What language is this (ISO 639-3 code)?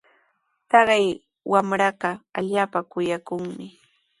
qws